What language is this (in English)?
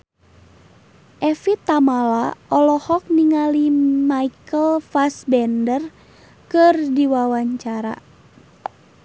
Sundanese